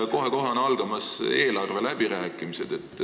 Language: Estonian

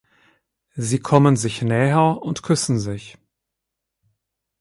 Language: German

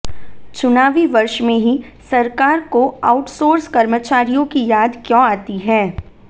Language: Hindi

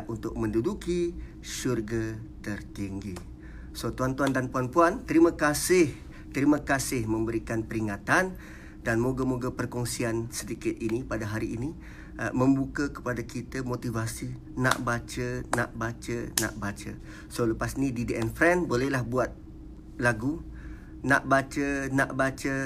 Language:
Malay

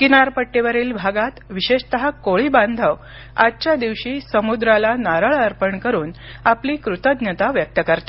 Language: Marathi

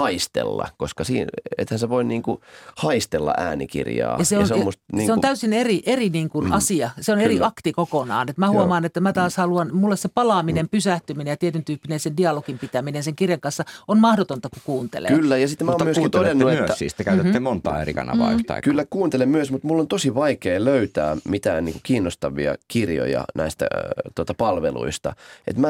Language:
Finnish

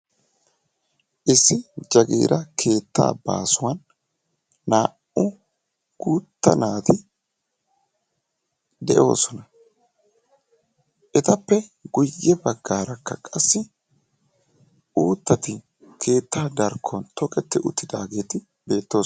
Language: Wolaytta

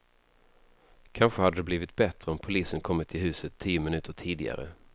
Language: Swedish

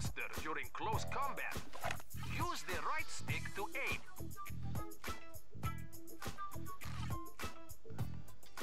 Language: German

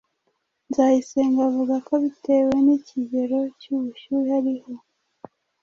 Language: Kinyarwanda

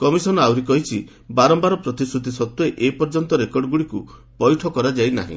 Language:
Odia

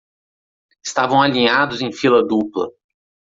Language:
Portuguese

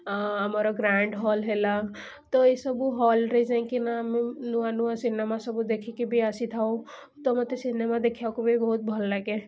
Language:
Odia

